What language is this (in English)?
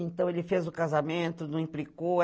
Portuguese